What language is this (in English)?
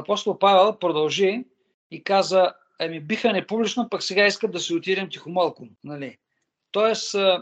Bulgarian